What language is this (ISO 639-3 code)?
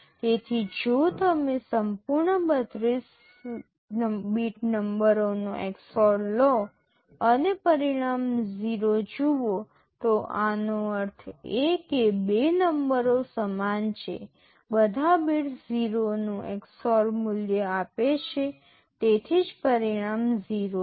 guj